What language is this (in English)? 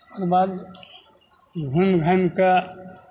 Maithili